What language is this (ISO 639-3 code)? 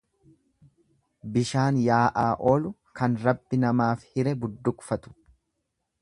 orm